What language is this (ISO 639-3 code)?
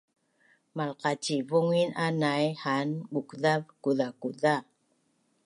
bnn